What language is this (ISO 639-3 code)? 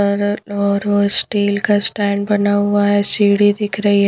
hin